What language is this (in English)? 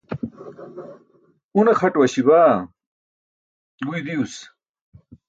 Burushaski